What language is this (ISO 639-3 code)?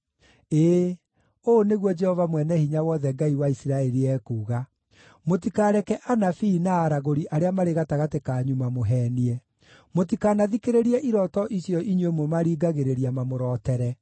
kik